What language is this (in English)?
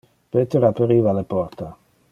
Interlingua